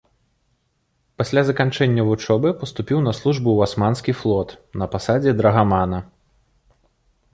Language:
Belarusian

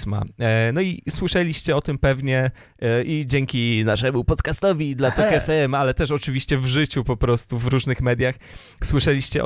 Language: Polish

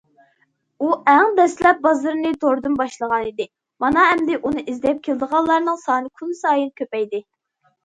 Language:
Uyghur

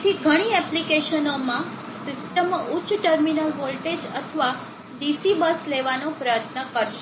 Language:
Gujarati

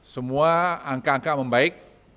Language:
Indonesian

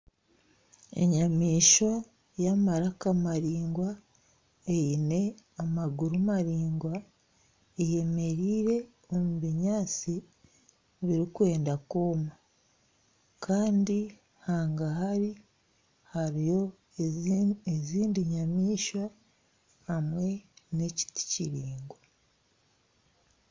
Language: Nyankole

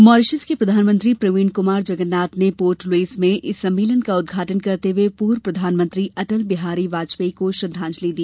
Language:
Hindi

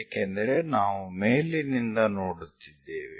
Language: Kannada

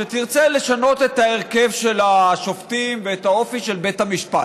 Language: Hebrew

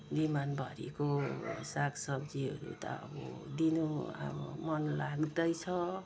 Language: Nepali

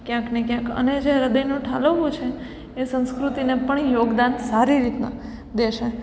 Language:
Gujarati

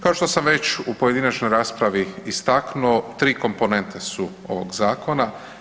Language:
Croatian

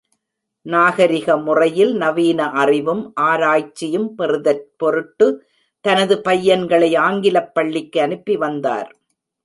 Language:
Tamil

